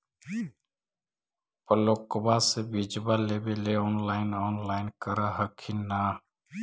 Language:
Magahi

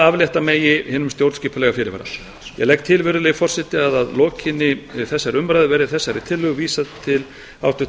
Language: Icelandic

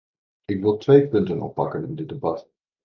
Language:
Dutch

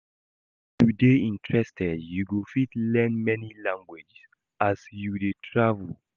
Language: Nigerian Pidgin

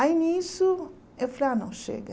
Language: Portuguese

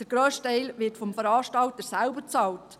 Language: Swiss German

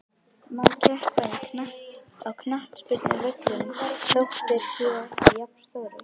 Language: Icelandic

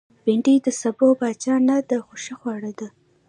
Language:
Pashto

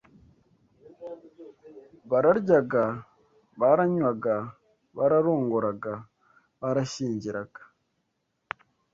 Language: Kinyarwanda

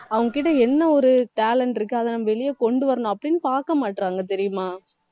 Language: Tamil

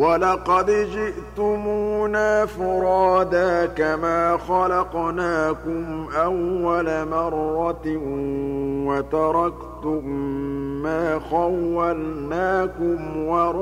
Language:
Arabic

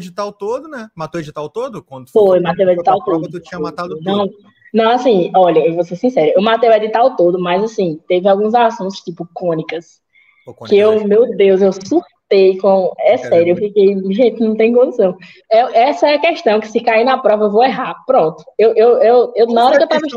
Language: Portuguese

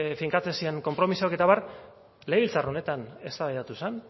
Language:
Basque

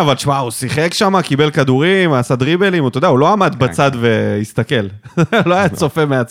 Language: Hebrew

